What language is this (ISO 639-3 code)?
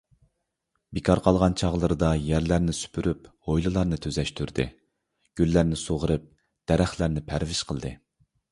uig